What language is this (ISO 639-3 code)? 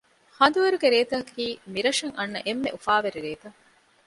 div